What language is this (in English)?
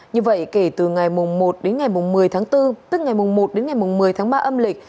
Vietnamese